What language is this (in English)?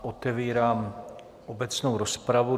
Czech